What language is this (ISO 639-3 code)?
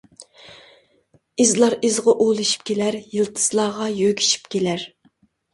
uig